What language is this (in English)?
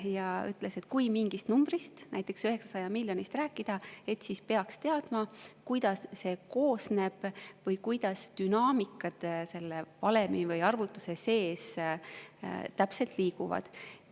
Estonian